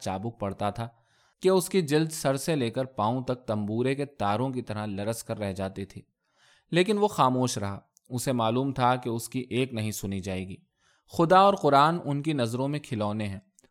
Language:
Urdu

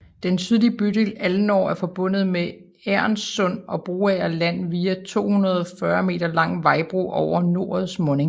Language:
Danish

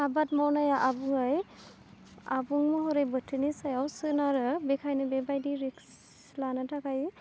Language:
Bodo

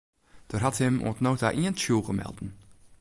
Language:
Western Frisian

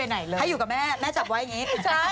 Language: Thai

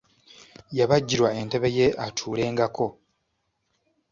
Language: Ganda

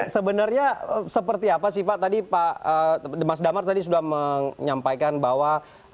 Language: Indonesian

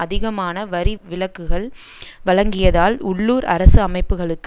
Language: Tamil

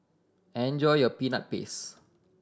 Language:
English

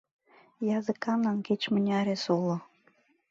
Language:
Mari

